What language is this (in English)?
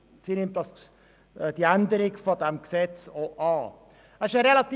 Swiss German